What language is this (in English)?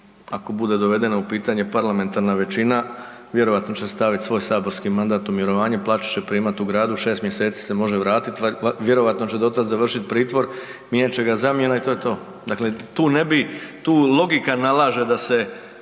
Croatian